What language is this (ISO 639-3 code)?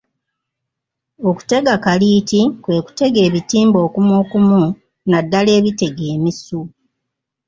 lug